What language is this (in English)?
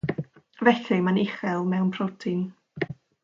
Welsh